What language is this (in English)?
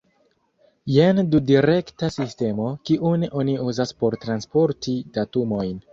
Esperanto